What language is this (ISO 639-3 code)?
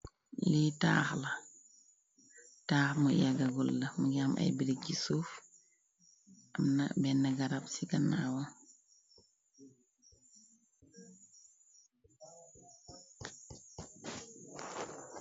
wol